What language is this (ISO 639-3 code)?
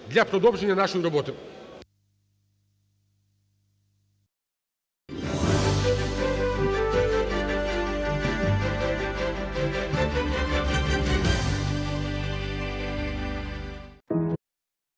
ukr